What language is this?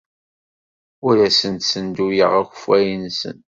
Kabyle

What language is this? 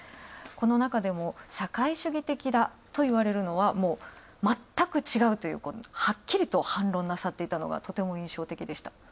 Japanese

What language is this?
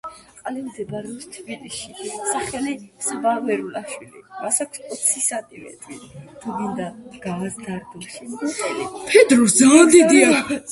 Georgian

